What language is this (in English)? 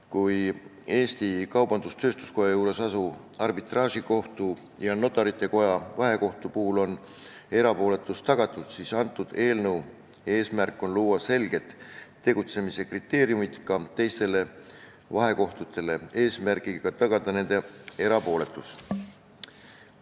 Estonian